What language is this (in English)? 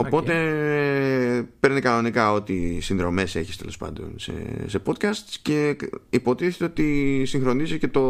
Greek